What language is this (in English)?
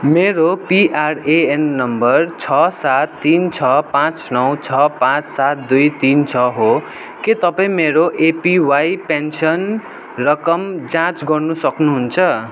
Nepali